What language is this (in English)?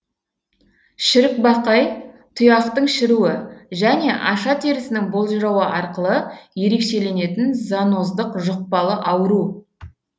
Kazakh